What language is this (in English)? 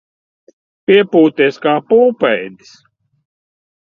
Latvian